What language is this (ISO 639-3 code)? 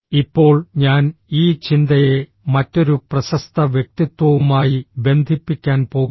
mal